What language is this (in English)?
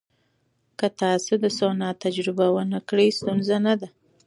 Pashto